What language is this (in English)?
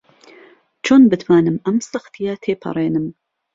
Central Kurdish